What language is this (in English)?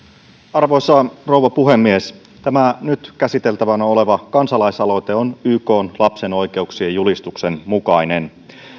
Finnish